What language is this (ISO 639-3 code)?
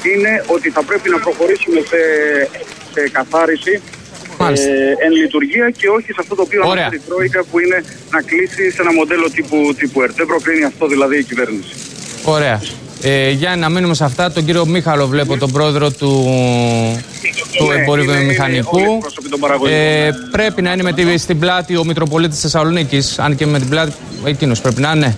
ell